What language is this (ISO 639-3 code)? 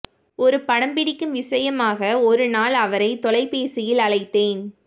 tam